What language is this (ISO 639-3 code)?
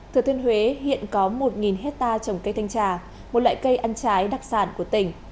vie